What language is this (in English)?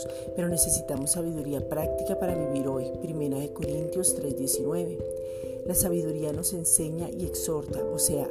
Spanish